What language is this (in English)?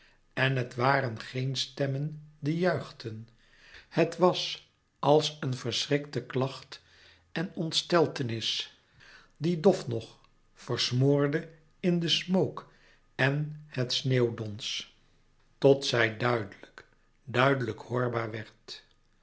Dutch